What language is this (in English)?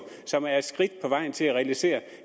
Danish